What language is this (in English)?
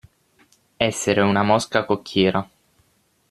Italian